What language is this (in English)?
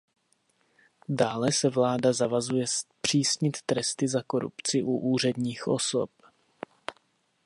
Czech